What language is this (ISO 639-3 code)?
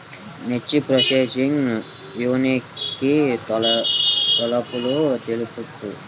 tel